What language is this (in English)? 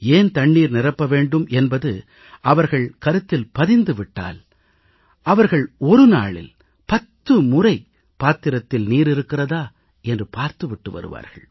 Tamil